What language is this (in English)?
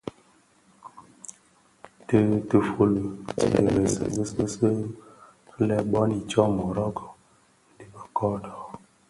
Bafia